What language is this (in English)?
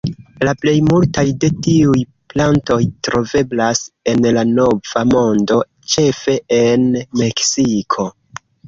Esperanto